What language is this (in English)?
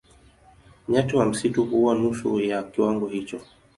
Swahili